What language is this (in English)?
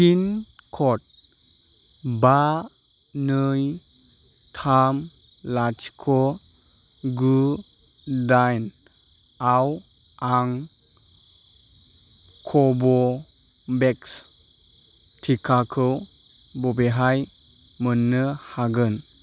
Bodo